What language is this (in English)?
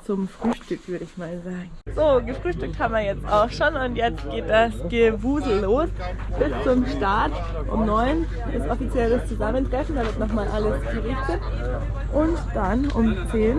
German